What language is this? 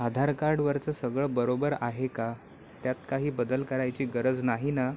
Marathi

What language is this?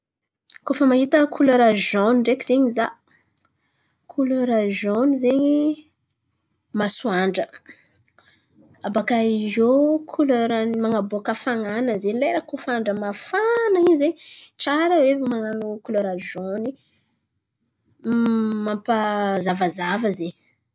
Antankarana Malagasy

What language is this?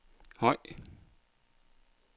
Danish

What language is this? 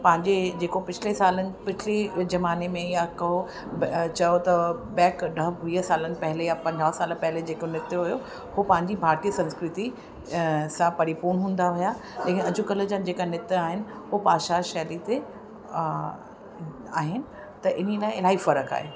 Sindhi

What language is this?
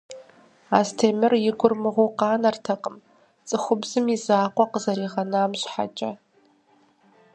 Kabardian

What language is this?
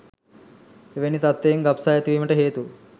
Sinhala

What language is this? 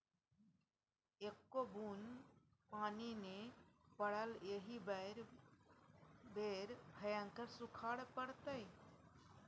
Maithili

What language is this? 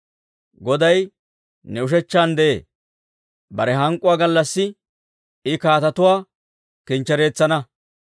Dawro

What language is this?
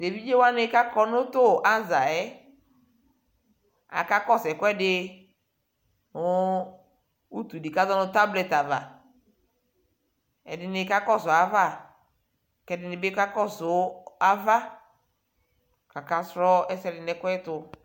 Ikposo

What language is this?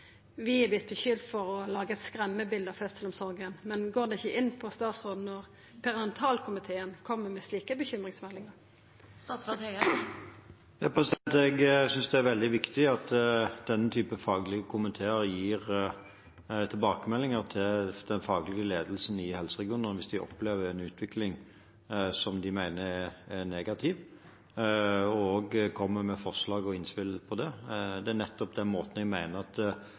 Norwegian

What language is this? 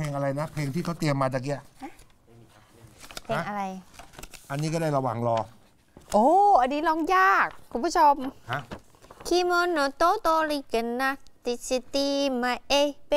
Thai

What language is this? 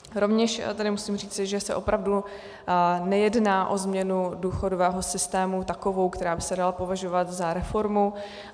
Czech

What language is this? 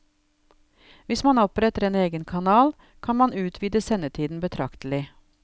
Norwegian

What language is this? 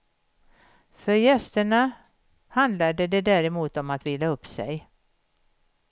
Swedish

